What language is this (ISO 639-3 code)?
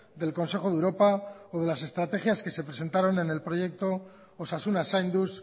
spa